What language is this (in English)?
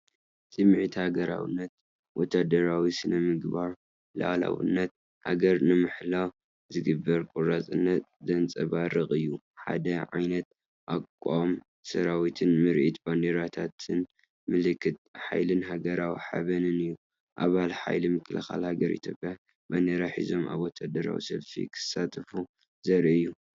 Tigrinya